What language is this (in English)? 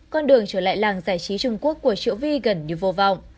Vietnamese